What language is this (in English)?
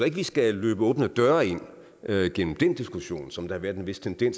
Danish